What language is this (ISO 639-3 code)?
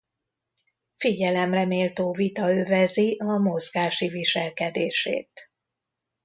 hun